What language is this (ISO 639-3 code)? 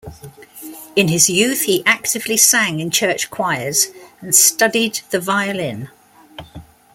eng